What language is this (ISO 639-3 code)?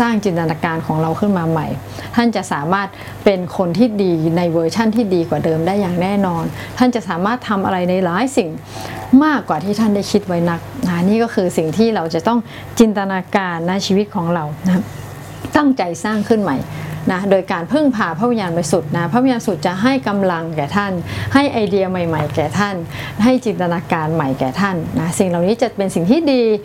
tha